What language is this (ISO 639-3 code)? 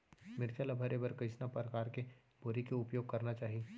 hne